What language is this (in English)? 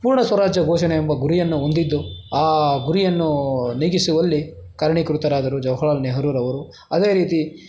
Kannada